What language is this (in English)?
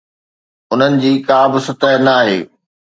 Sindhi